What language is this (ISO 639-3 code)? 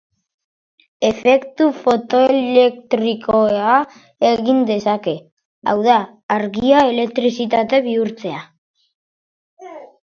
eus